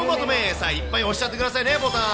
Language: Japanese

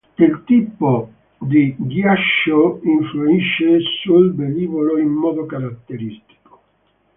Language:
Italian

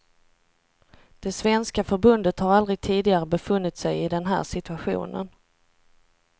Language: Swedish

